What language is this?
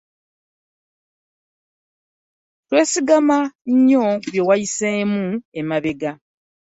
Ganda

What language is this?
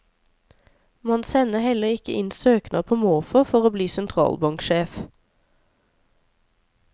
Norwegian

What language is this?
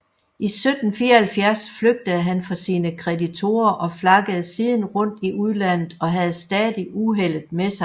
Danish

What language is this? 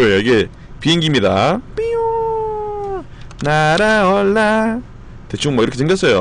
Korean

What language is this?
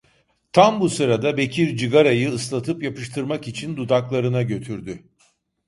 Turkish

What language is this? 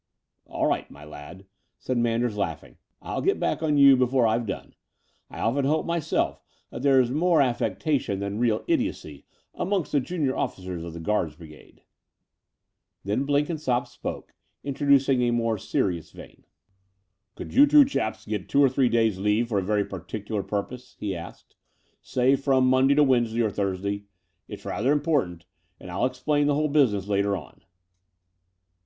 English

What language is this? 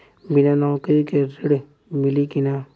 Bhojpuri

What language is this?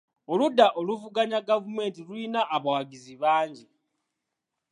Ganda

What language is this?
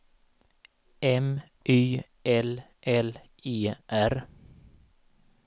Swedish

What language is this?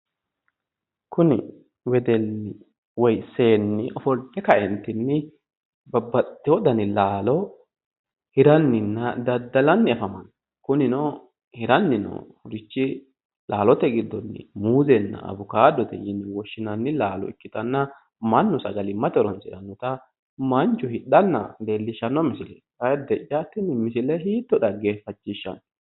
Sidamo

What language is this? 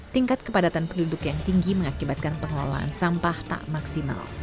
Indonesian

